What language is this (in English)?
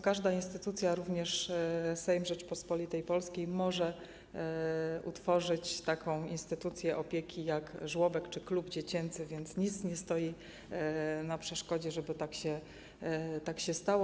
Polish